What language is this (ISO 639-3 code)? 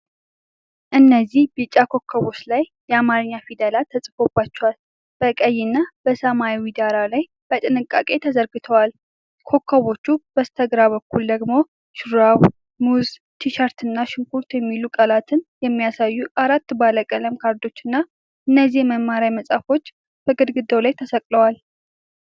amh